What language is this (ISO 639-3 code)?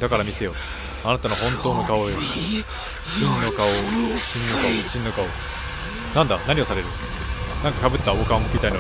jpn